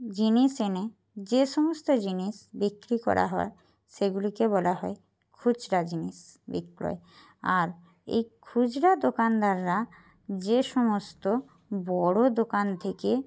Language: Bangla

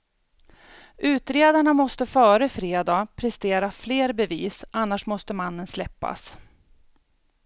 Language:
Swedish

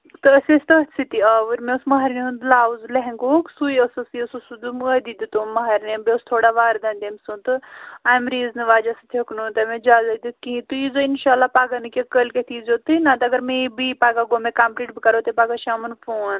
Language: Kashmiri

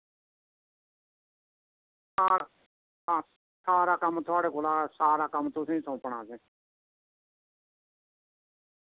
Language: Dogri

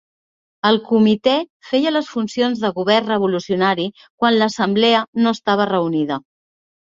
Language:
Catalan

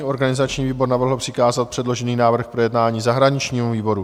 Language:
Czech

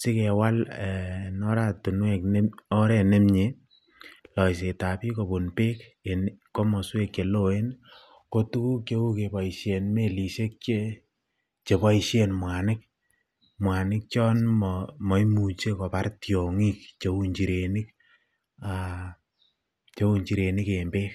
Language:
Kalenjin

